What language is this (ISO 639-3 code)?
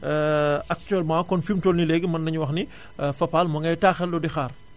wol